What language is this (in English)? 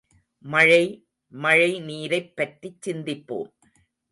Tamil